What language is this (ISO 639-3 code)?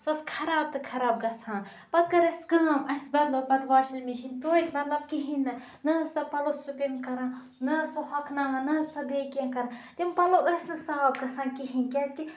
kas